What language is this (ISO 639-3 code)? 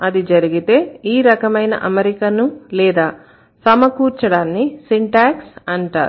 tel